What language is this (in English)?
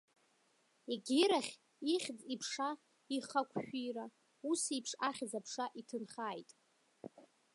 Abkhazian